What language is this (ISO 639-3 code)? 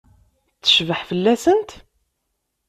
kab